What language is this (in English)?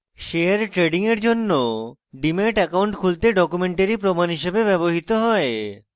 Bangla